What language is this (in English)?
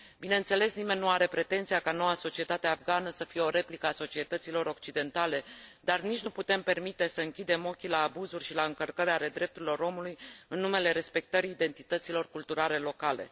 Romanian